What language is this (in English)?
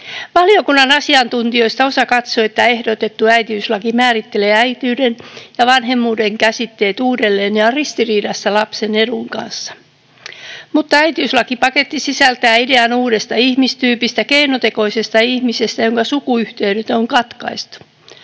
Finnish